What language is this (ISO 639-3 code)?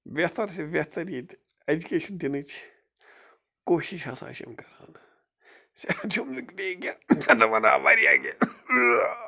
kas